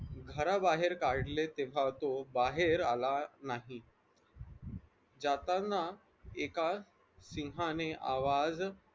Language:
Marathi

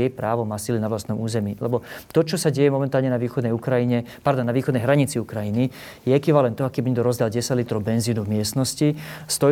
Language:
Slovak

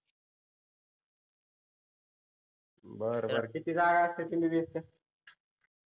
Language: Marathi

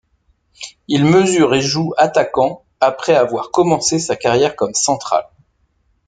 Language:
French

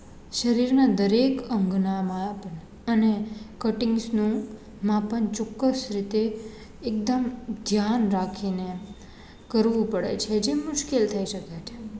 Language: Gujarati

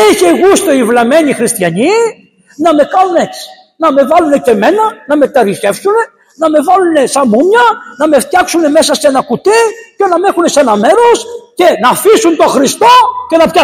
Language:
Greek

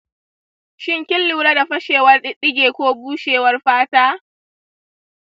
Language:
Hausa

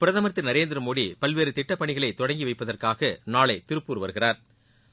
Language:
Tamil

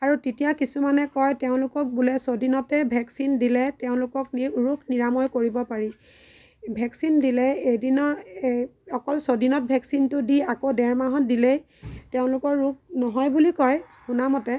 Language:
Assamese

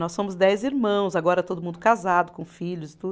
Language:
Portuguese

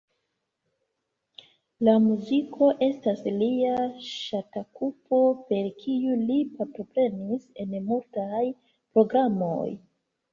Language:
Esperanto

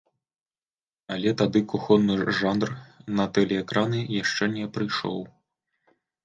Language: Belarusian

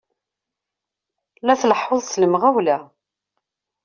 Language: Kabyle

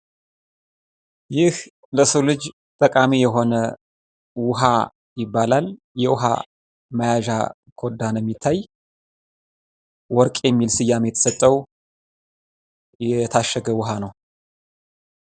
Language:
Amharic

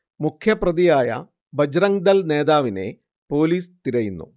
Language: Malayalam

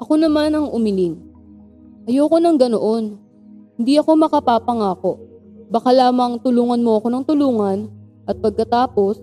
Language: Filipino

